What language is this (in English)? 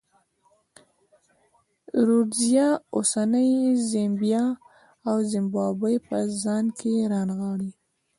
Pashto